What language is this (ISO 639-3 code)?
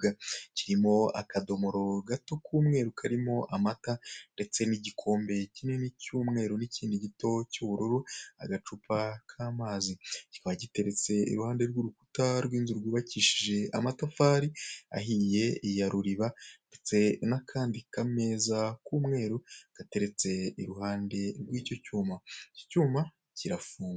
kin